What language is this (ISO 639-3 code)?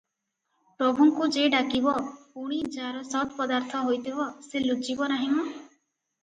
ori